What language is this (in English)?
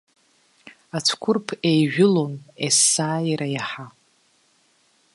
Abkhazian